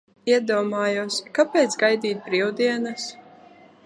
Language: Latvian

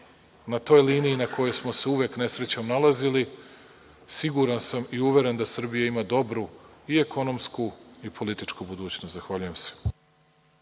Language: Serbian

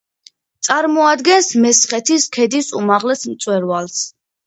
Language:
Georgian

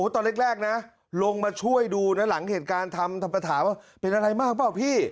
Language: Thai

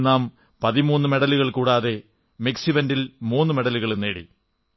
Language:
Malayalam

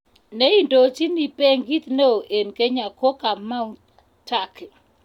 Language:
Kalenjin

